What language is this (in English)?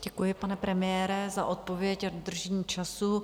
Czech